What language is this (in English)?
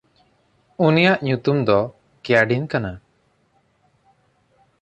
Santali